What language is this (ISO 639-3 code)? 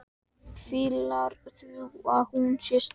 isl